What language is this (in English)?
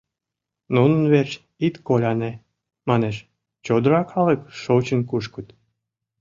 Mari